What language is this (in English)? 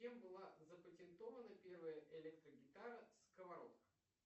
Russian